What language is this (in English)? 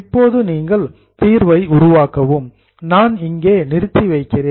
Tamil